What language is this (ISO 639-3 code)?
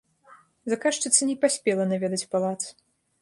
bel